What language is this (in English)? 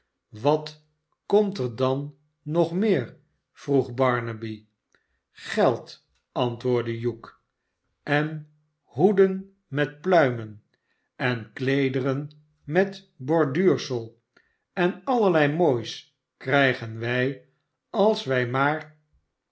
Dutch